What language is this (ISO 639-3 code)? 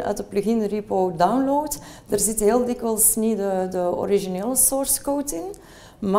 nld